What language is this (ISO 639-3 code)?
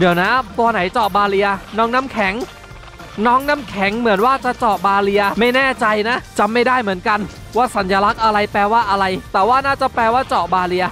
tha